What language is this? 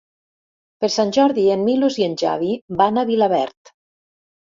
Catalan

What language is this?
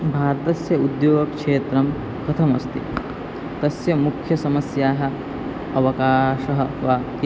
Sanskrit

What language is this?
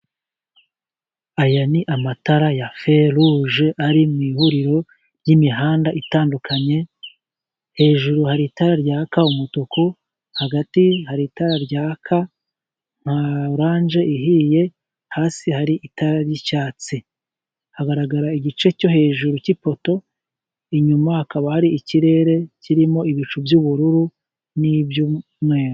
Kinyarwanda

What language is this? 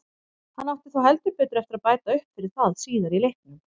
Icelandic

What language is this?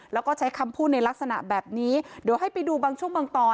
Thai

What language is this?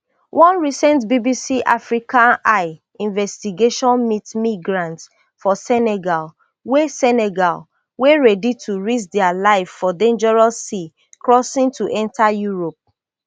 Nigerian Pidgin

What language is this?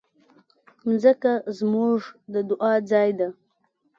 Pashto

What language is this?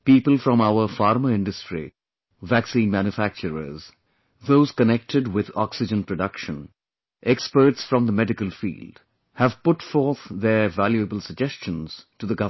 English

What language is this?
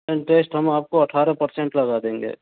Hindi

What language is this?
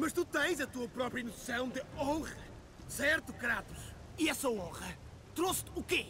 Portuguese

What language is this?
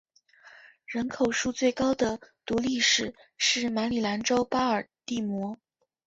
Chinese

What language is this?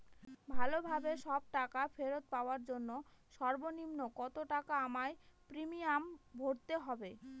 Bangla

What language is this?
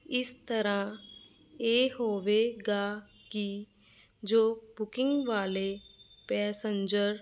Punjabi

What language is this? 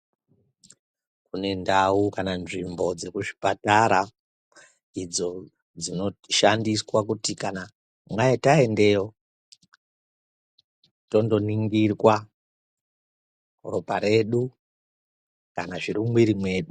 Ndau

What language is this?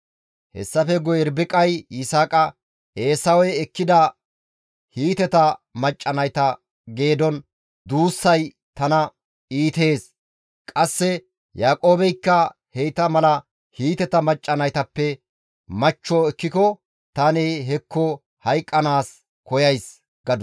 Gamo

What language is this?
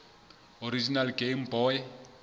Southern Sotho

